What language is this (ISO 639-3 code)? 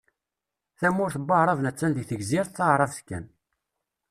kab